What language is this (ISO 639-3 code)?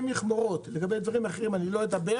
heb